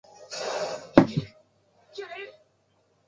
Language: Japanese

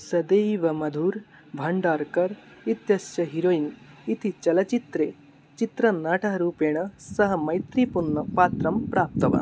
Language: Sanskrit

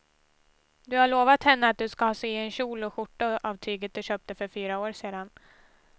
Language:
Swedish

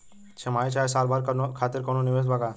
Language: Bhojpuri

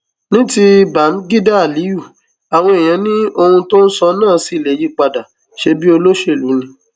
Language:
Yoruba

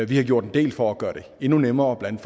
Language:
Danish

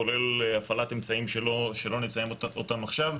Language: Hebrew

